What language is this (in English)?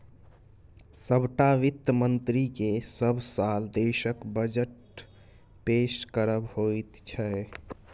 Maithili